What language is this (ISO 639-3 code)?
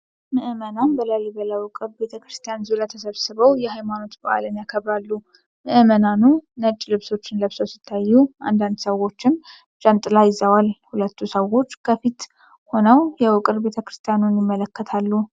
amh